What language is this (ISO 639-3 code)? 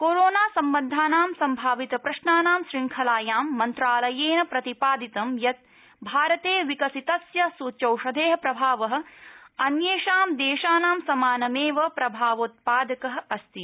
san